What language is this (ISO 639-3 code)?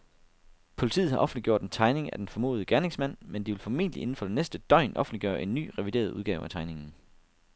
dan